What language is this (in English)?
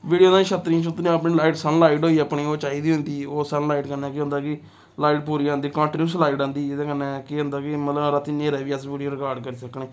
Dogri